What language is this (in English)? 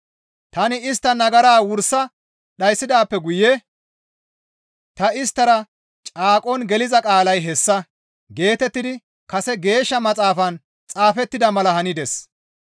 Gamo